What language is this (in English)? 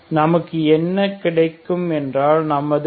Tamil